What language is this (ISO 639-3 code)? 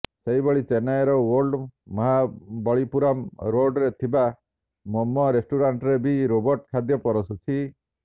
ori